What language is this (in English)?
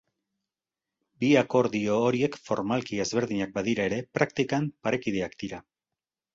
Basque